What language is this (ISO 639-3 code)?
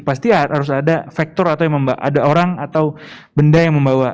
ind